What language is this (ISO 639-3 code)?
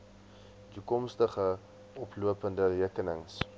afr